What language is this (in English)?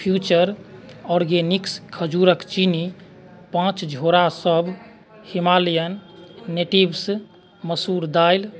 Maithili